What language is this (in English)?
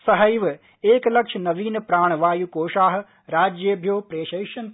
Sanskrit